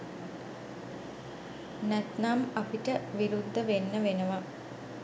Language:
Sinhala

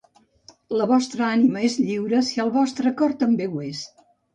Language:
Catalan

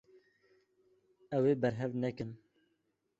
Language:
Kurdish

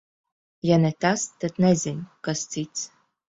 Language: Latvian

